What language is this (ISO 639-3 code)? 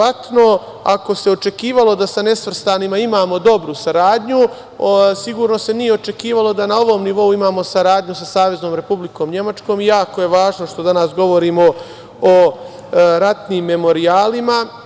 srp